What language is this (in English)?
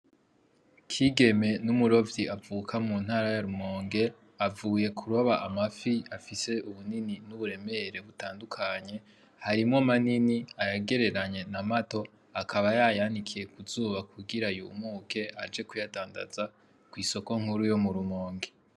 Rundi